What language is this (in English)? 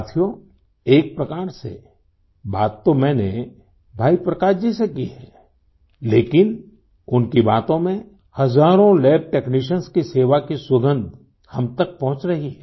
Hindi